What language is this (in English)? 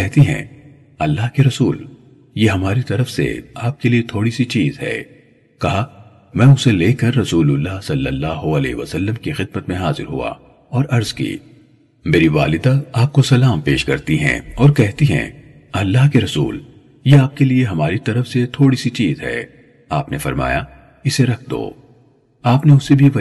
Urdu